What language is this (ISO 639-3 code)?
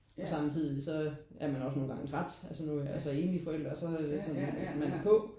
dan